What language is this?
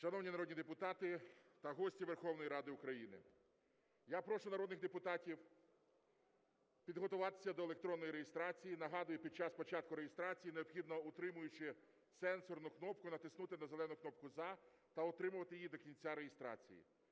Ukrainian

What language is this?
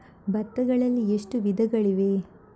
Kannada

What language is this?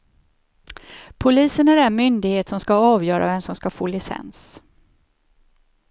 Swedish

